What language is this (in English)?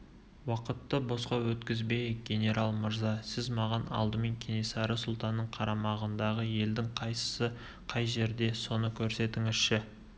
Kazakh